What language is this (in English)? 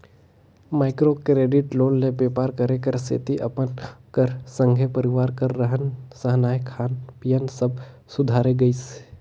Chhattisgarhi